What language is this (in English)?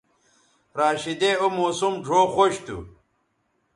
Bateri